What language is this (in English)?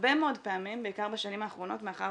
Hebrew